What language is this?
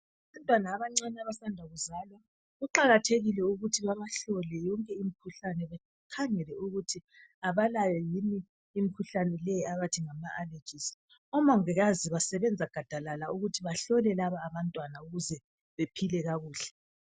North Ndebele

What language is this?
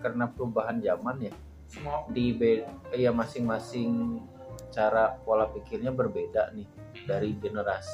Indonesian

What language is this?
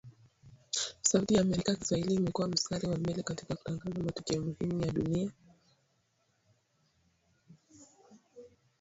Swahili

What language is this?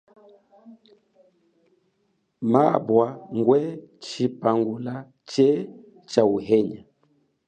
Chokwe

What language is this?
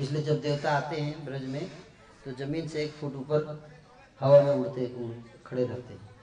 Hindi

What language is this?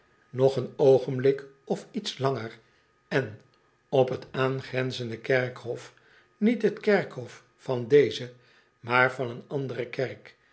Dutch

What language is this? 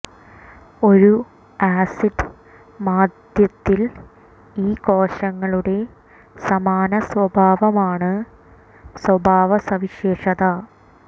Malayalam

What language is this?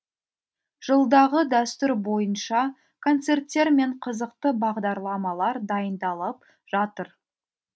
Kazakh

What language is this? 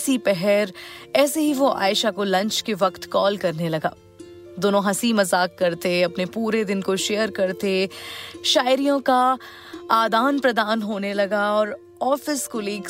Hindi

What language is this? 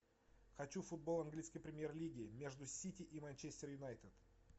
Russian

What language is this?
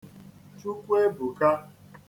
Igbo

